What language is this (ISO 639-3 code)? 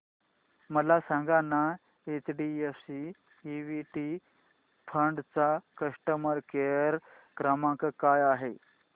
mar